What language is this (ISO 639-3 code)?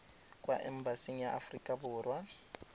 tsn